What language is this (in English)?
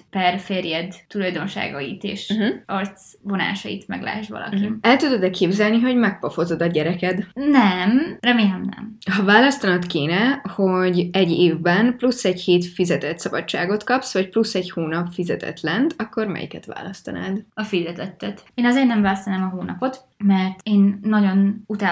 Hungarian